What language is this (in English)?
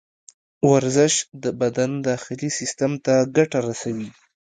Pashto